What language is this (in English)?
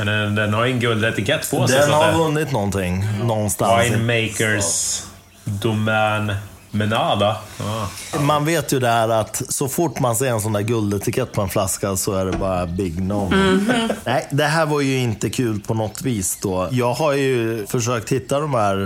Swedish